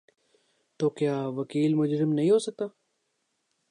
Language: Urdu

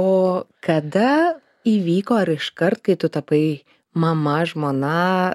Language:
Lithuanian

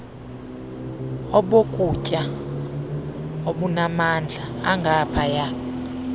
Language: Xhosa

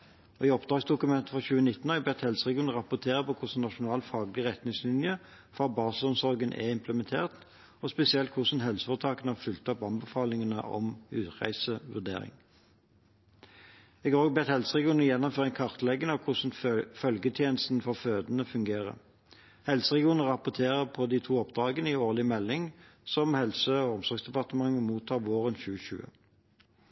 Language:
Norwegian Bokmål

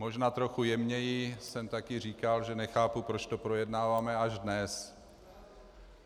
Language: Czech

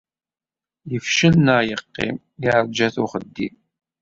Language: Kabyle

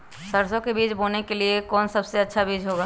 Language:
Magahi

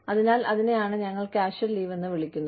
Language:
Malayalam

